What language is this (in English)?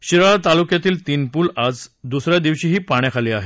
Marathi